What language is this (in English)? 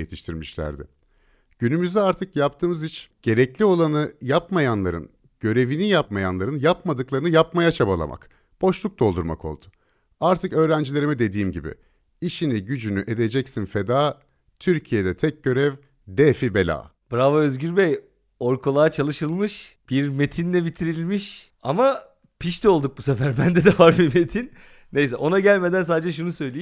Turkish